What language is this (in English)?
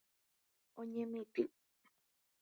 Guarani